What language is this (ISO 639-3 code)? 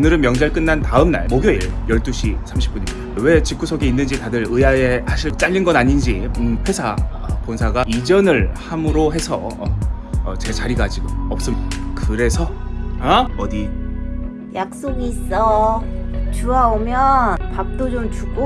kor